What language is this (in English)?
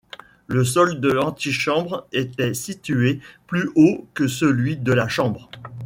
French